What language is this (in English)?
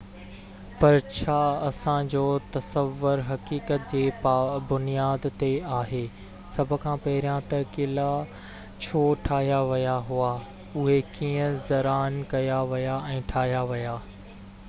Sindhi